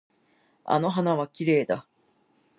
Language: Japanese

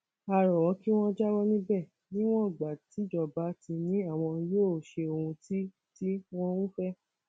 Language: Yoruba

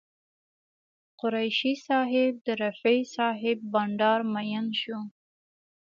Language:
Pashto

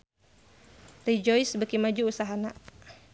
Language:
Sundanese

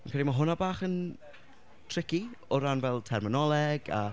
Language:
Welsh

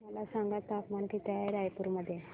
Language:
Marathi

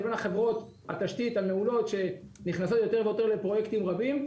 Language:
Hebrew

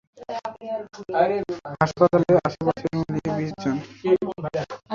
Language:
Bangla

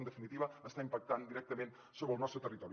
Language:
Catalan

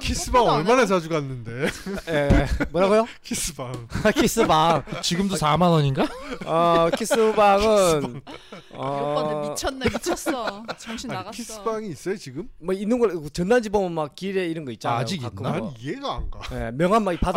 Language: Korean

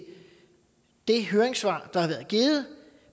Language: Danish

